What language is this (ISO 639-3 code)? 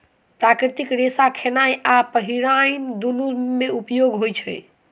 mai